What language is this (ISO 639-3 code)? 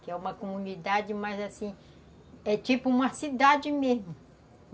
por